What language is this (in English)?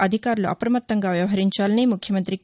Telugu